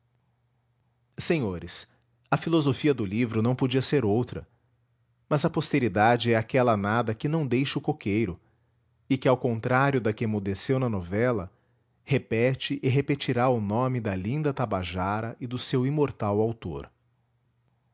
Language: Portuguese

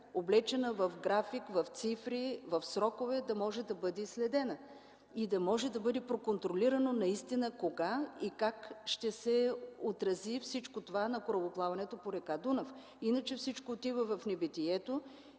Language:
Bulgarian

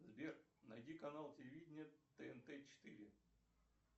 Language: Russian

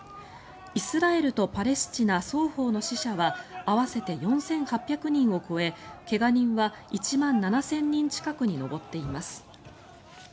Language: Japanese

